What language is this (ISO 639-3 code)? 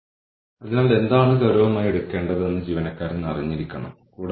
mal